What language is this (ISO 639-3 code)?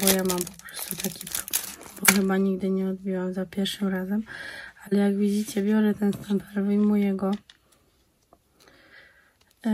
pol